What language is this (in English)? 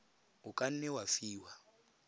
Tswana